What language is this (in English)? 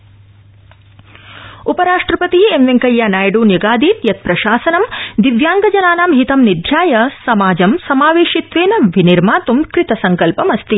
Sanskrit